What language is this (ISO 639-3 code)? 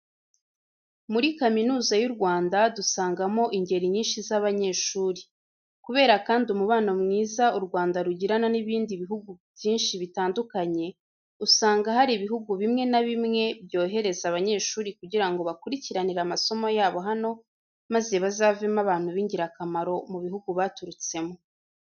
kin